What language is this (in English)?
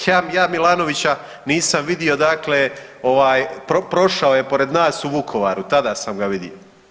Croatian